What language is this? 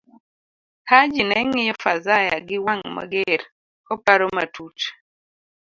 Luo (Kenya and Tanzania)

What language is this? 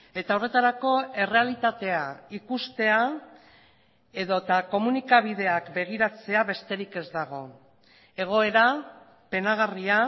Basque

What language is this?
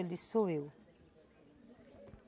Portuguese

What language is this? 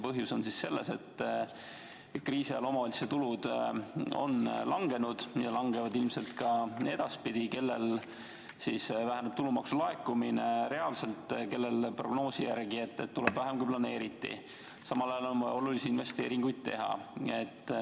Estonian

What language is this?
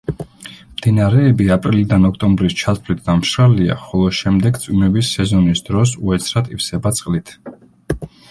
Georgian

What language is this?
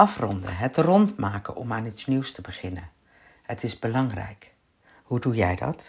Dutch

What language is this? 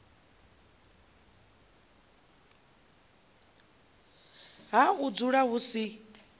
Venda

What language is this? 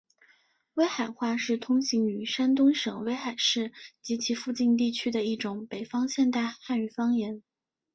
Chinese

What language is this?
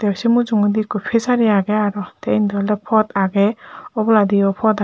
Chakma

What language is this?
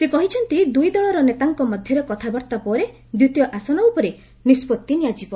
Odia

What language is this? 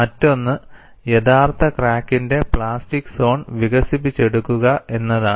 Malayalam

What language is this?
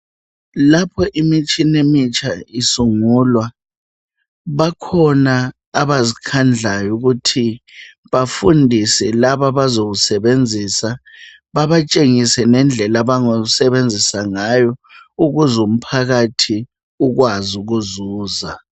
North Ndebele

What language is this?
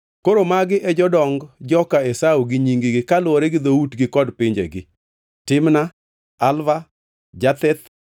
Luo (Kenya and Tanzania)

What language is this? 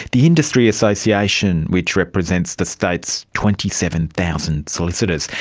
English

